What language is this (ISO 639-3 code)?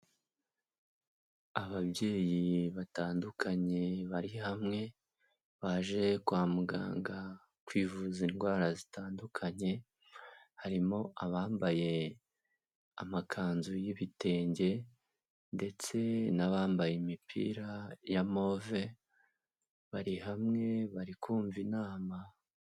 kin